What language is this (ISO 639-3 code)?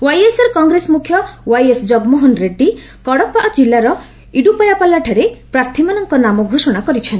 ori